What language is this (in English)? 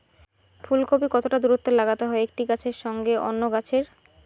Bangla